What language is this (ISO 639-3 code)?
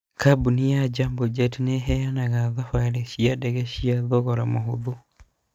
kik